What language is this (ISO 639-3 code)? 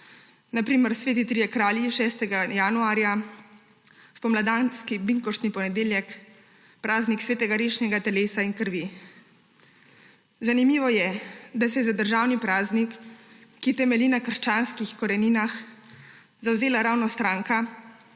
slv